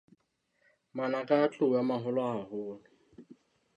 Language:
Southern Sotho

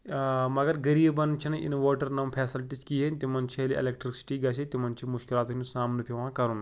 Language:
Kashmiri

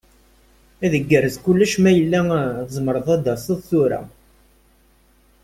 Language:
Kabyle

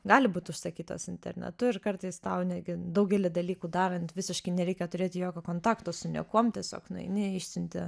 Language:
Lithuanian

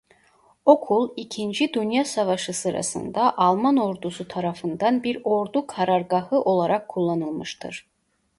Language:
Turkish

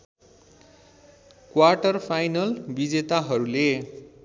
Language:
Nepali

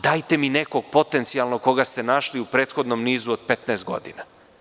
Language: Serbian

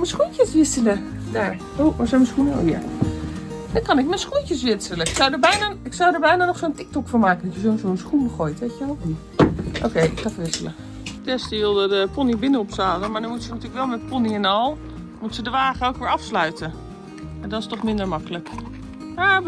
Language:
Dutch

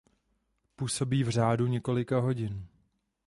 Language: Czech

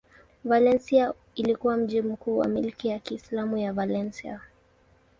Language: Swahili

